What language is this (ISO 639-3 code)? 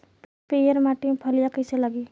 bho